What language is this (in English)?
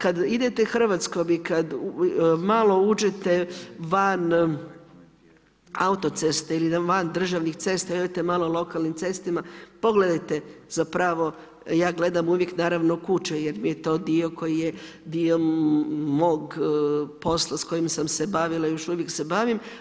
Croatian